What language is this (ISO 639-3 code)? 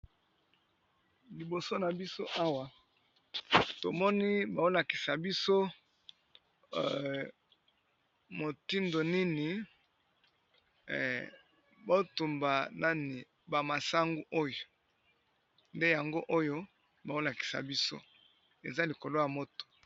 lin